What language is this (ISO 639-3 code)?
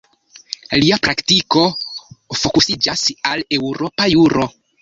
epo